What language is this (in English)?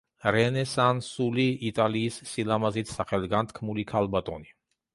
Georgian